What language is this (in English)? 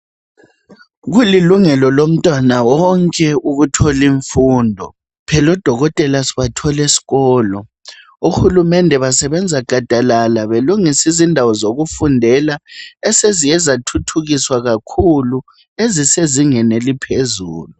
North Ndebele